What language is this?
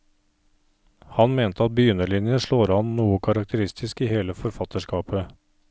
Norwegian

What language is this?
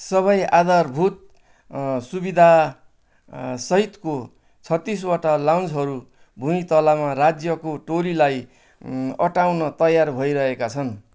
Nepali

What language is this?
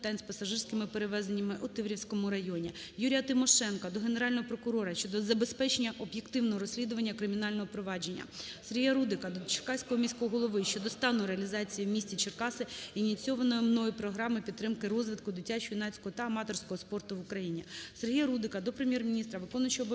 Ukrainian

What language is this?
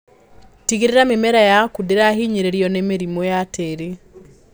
Kikuyu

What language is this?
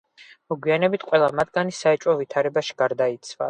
Georgian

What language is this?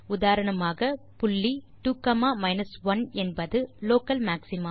Tamil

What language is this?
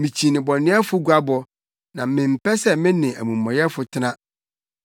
Akan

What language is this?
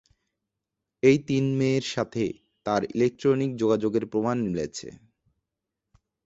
Bangla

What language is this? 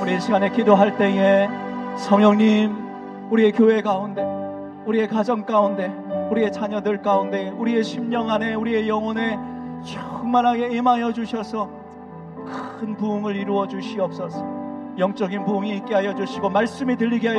Korean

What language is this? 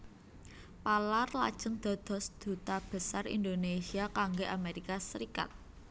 Javanese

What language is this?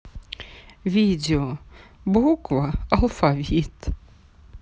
Russian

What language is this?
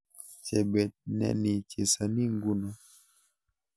Kalenjin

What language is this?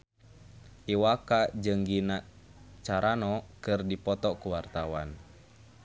Sundanese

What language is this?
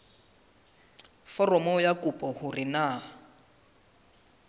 Southern Sotho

